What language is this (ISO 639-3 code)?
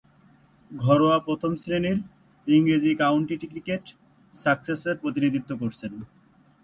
ben